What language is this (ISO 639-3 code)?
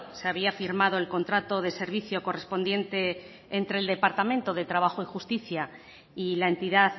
spa